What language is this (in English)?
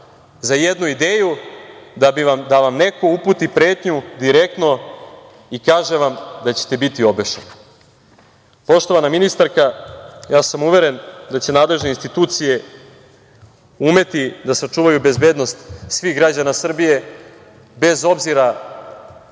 Serbian